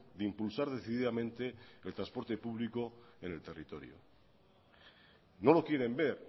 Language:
Spanish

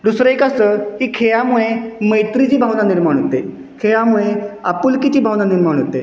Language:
Marathi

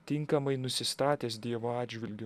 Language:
Lithuanian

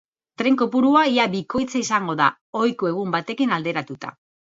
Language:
Basque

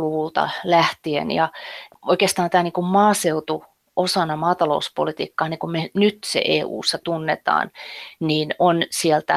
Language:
Finnish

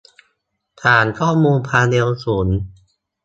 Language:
Thai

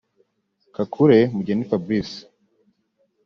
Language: Kinyarwanda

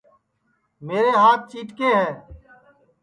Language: Sansi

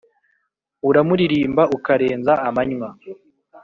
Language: Kinyarwanda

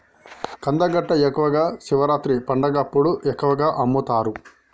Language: Telugu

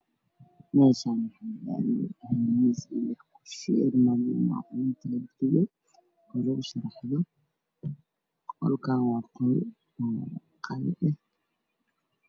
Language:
Somali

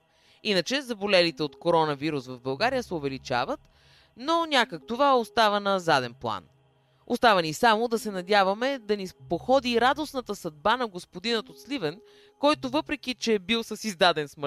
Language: Bulgarian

